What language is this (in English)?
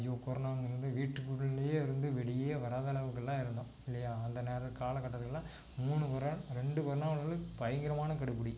Tamil